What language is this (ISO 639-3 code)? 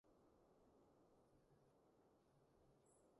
yue